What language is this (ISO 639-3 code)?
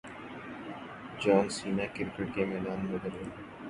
urd